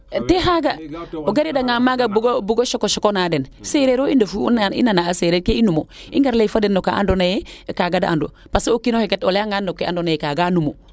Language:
Serer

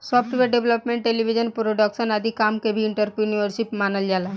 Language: Bhojpuri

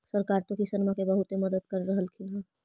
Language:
Magahi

